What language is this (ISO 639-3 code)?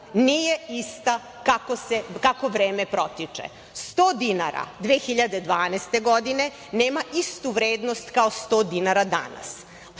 srp